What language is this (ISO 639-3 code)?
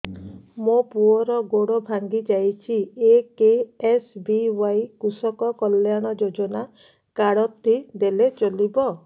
ori